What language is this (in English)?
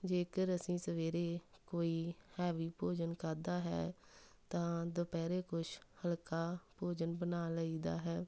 Punjabi